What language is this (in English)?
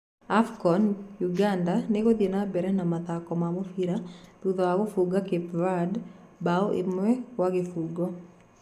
Kikuyu